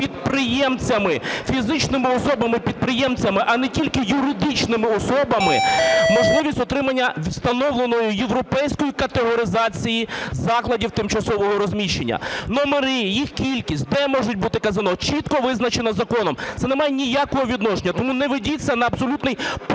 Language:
Ukrainian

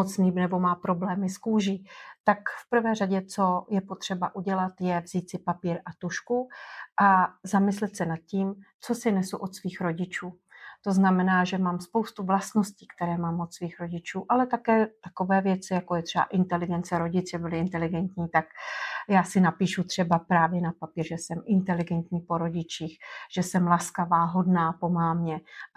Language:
Czech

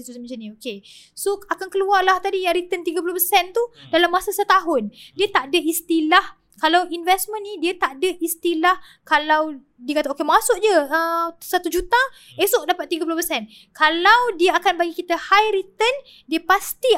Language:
Malay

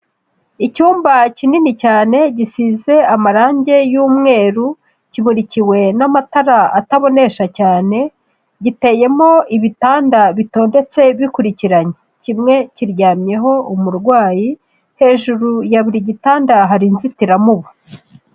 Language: Kinyarwanda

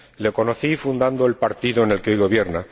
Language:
Spanish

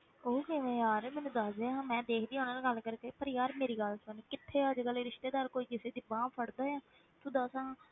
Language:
Punjabi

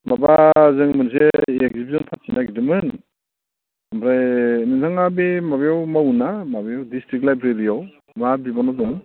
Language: Bodo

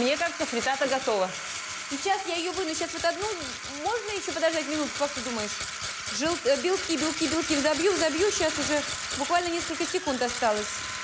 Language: Russian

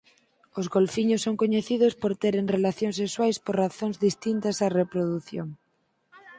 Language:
Galician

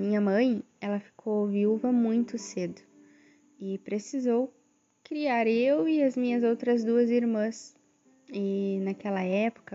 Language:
Portuguese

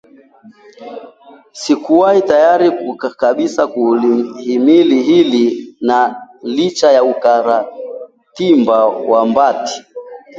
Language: Swahili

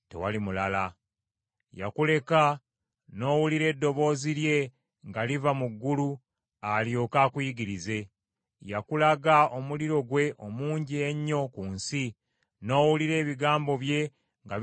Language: Ganda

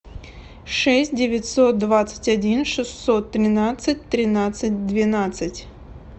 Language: Russian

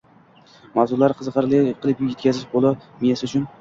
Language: Uzbek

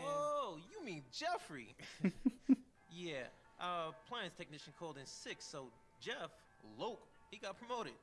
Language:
Turkish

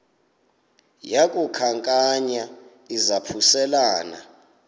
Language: Xhosa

